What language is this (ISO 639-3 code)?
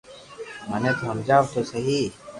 lrk